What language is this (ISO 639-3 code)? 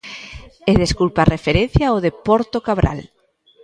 glg